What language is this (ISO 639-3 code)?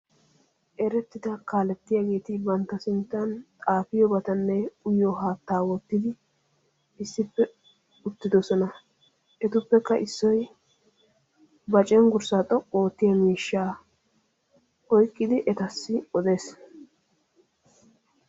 wal